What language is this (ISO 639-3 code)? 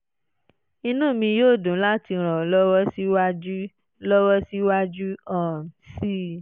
yor